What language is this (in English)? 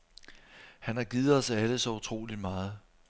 Danish